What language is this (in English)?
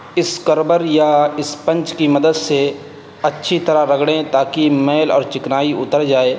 Urdu